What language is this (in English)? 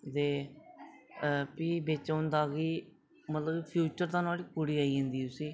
Dogri